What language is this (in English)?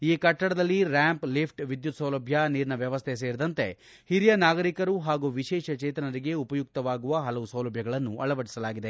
Kannada